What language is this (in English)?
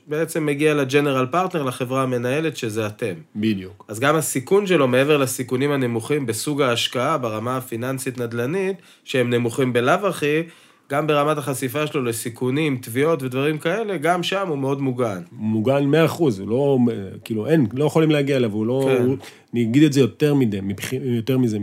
Hebrew